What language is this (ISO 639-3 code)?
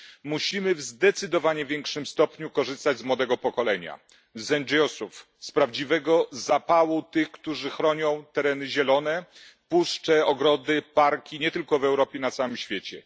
pol